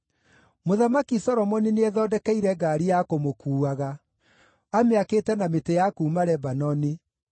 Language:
Kikuyu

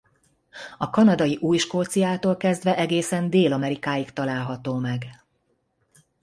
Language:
Hungarian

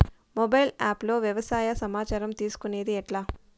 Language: Telugu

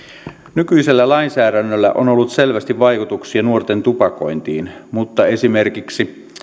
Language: Finnish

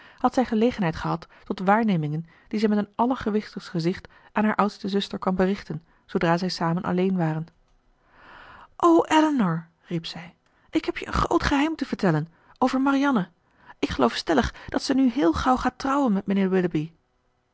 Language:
Dutch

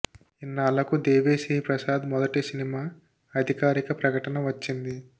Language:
Telugu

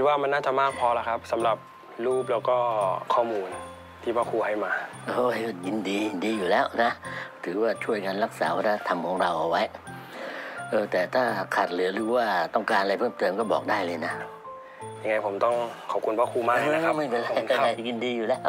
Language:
Thai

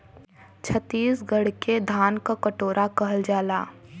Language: Bhojpuri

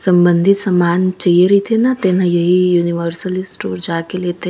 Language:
Chhattisgarhi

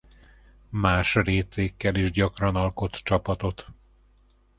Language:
Hungarian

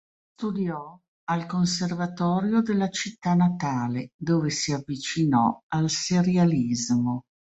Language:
Italian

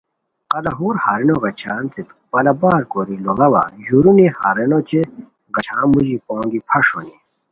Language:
Khowar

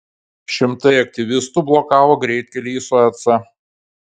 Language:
Lithuanian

